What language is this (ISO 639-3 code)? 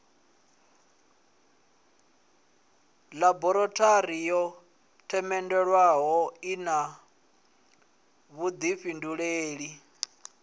ven